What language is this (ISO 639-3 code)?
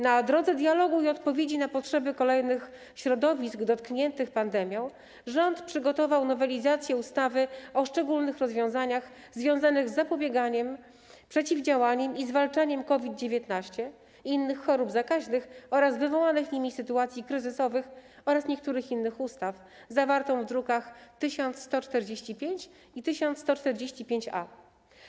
pol